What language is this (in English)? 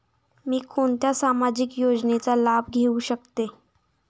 Marathi